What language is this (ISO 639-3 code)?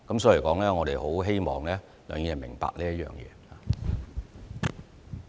yue